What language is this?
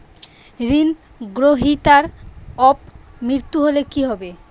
Bangla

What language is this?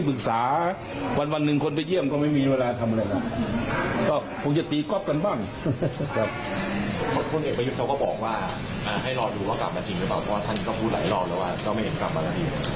Thai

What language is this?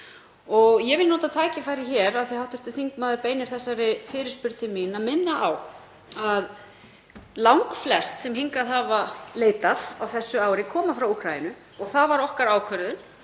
Icelandic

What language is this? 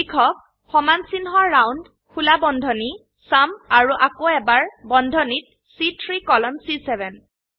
Assamese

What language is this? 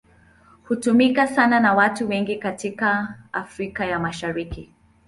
Swahili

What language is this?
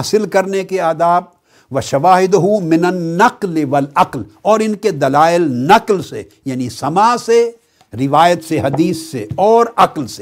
Urdu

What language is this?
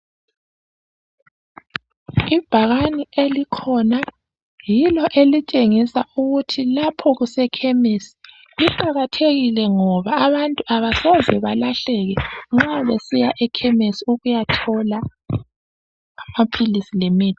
North Ndebele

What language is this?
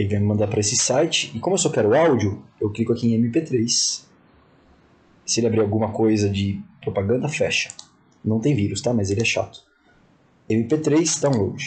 Portuguese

